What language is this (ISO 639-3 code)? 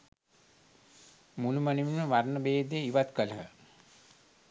sin